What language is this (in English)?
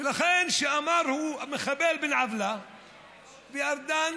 Hebrew